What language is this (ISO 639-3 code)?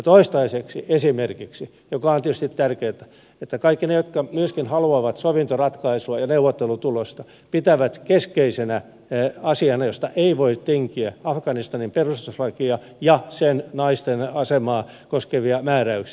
fin